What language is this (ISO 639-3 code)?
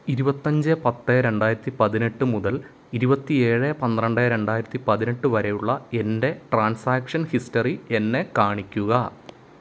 mal